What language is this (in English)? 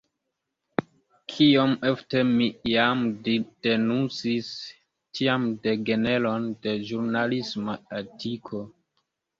Esperanto